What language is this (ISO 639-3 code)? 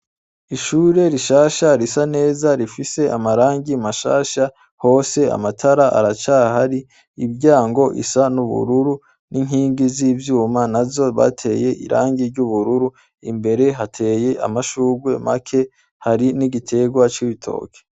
run